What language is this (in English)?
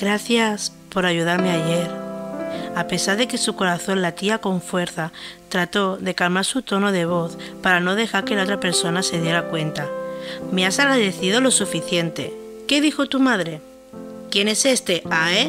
Spanish